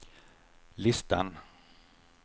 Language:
Swedish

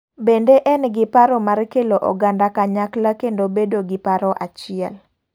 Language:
Luo (Kenya and Tanzania)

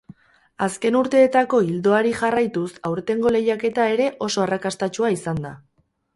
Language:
Basque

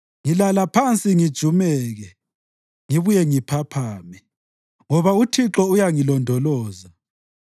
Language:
North Ndebele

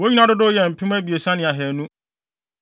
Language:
Akan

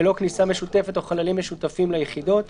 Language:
Hebrew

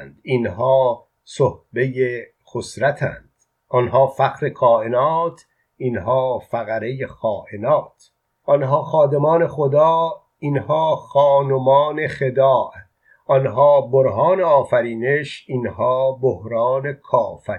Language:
Persian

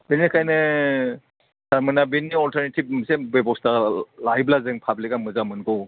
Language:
Bodo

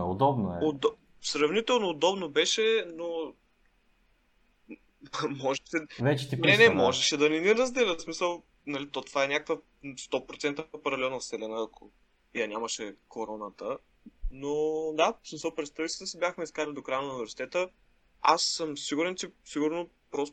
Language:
Bulgarian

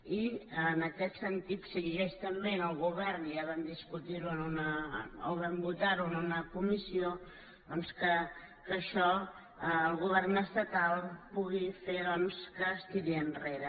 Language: Catalan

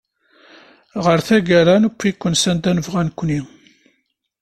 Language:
Kabyle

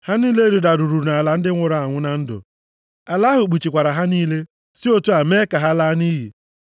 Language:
Igbo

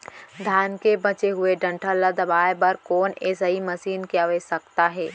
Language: Chhattisgarhi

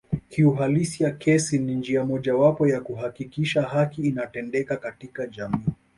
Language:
Swahili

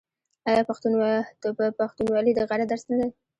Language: Pashto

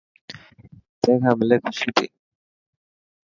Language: Dhatki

